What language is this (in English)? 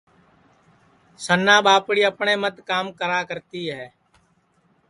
Sansi